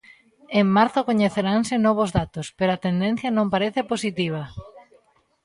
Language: Galician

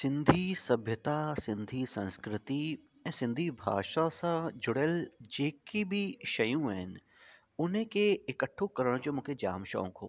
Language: Sindhi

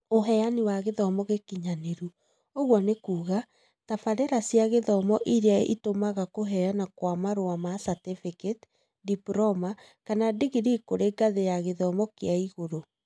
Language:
Kikuyu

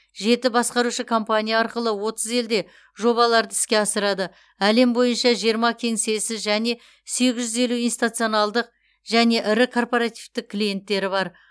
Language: Kazakh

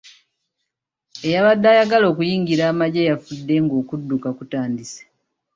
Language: Ganda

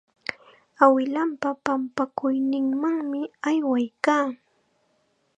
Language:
Chiquián Ancash Quechua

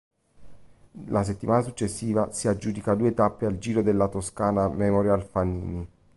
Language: Italian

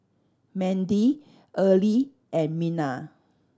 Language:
English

